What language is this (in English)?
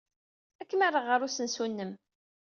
Kabyle